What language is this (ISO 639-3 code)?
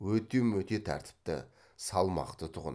kaz